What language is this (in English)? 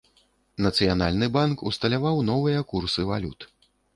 Belarusian